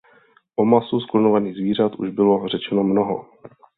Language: Czech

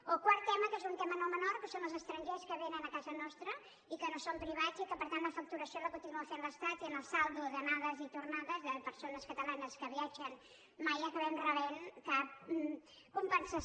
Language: Catalan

